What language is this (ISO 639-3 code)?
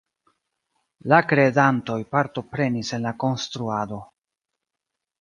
epo